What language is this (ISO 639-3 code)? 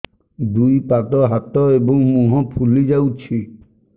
ori